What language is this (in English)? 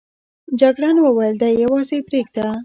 Pashto